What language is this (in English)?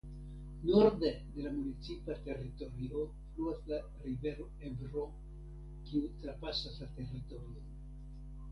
Esperanto